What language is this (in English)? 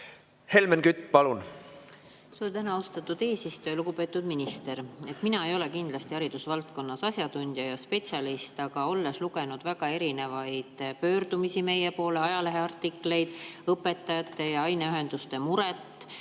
Estonian